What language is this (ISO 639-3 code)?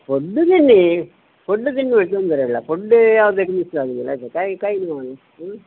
kan